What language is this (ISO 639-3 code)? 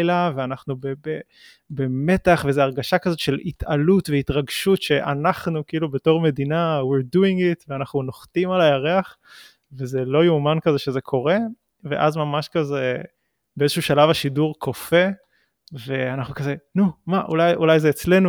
heb